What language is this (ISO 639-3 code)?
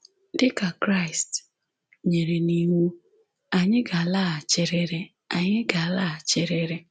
ibo